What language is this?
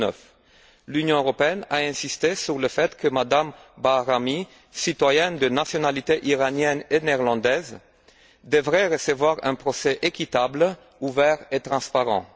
French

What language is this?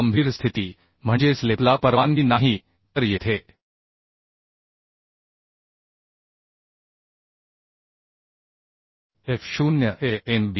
Marathi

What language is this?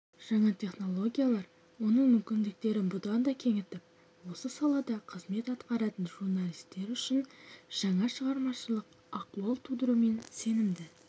Kazakh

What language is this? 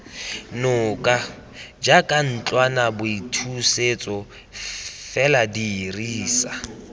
Tswana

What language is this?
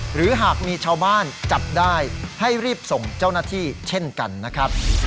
Thai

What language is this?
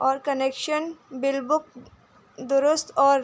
Urdu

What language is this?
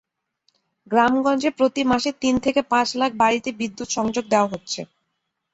Bangla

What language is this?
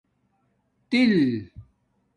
Domaaki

